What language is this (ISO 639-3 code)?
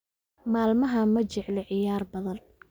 som